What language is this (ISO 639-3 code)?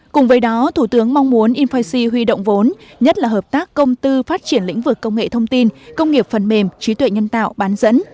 vie